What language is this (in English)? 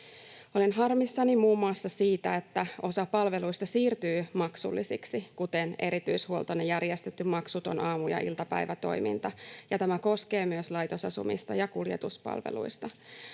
Finnish